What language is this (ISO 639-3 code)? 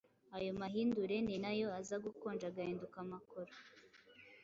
kin